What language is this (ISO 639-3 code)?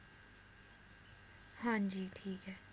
pan